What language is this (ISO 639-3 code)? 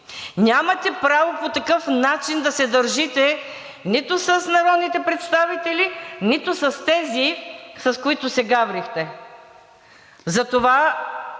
bul